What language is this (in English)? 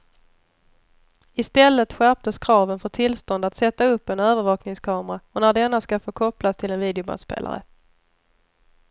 Swedish